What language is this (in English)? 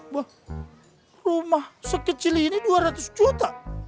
Indonesian